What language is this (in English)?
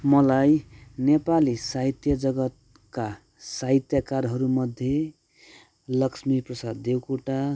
Nepali